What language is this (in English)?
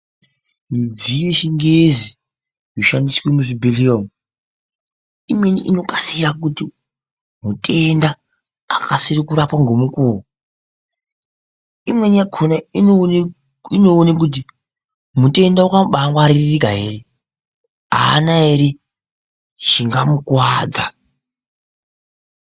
Ndau